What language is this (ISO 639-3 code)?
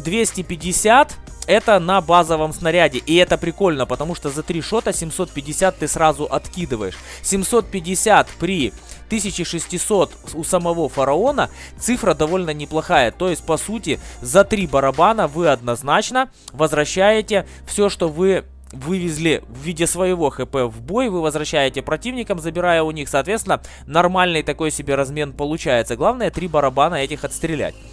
rus